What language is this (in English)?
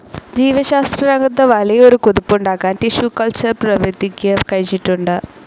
Malayalam